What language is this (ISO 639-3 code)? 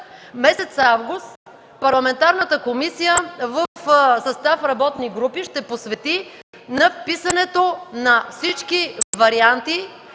bul